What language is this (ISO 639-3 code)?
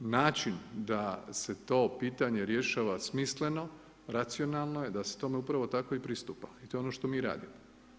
hrv